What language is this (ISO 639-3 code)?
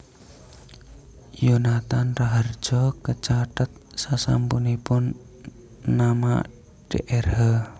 jav